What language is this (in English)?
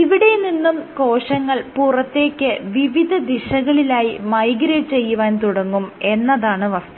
Malayalam